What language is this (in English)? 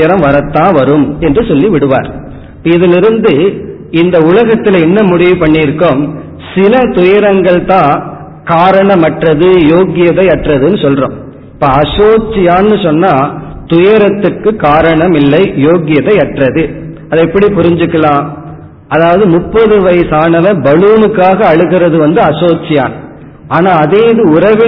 Tamil